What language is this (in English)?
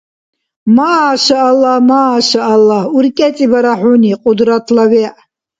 Dargwa